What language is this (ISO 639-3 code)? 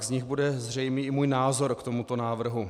ces